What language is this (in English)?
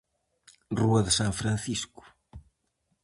Galician